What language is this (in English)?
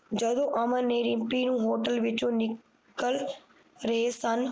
Punjabi